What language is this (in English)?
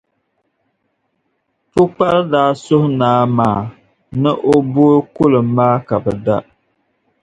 Dagbani